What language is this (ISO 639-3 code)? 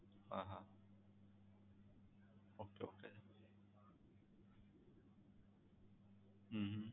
guj